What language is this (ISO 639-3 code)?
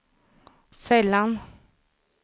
swe